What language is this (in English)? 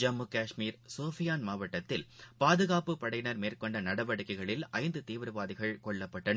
Tamil